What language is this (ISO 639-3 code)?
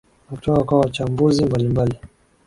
swa